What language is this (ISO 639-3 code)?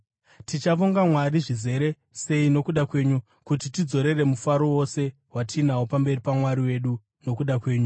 sna